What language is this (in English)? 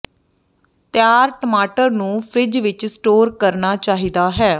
Punjabi